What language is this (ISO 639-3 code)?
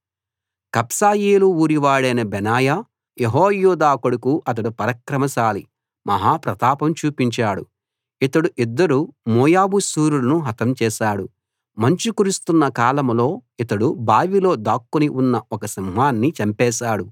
tel